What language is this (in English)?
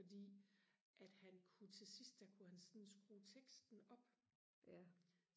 Danish